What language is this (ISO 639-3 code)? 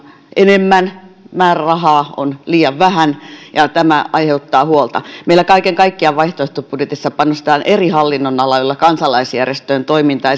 fin